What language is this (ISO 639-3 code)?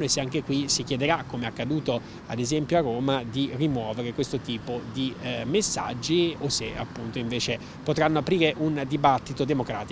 ita